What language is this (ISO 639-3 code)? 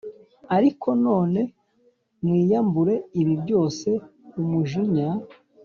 kin